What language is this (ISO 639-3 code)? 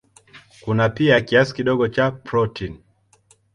swa